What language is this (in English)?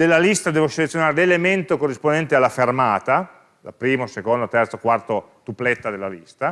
Italian